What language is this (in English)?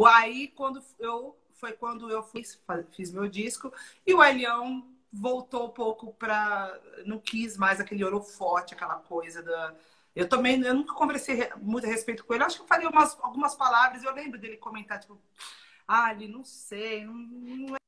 Portuguese